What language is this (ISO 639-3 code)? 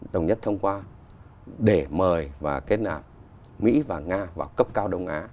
vie